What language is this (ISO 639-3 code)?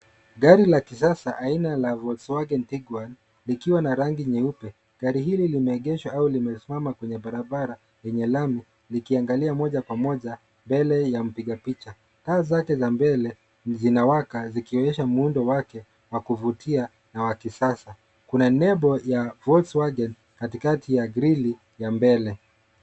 swa